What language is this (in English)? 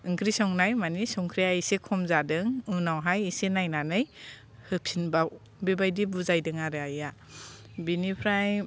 Bodo